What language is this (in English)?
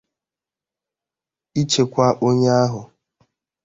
Igbo